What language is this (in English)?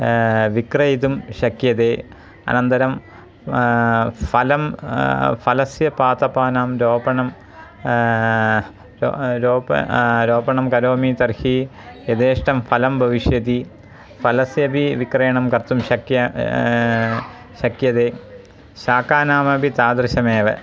Sanskrit